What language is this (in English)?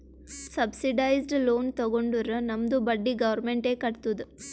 Kannada